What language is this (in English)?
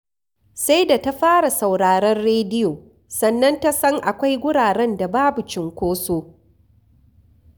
Hausa